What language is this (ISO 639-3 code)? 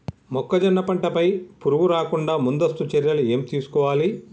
tel